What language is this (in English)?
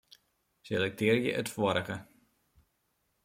Western Frisian